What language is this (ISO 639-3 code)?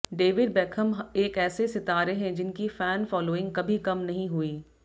hin